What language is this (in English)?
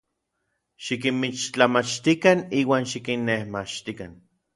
Orizaba Nahuatl